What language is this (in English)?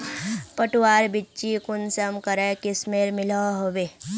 Magahi